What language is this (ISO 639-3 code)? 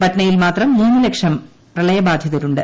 mal